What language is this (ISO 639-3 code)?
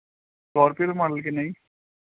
pan